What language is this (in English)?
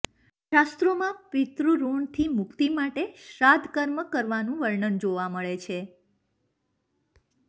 Gujarati